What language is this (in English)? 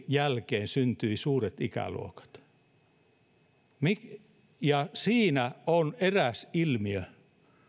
Finnish